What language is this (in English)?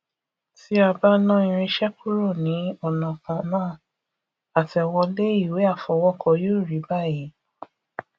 Yoruba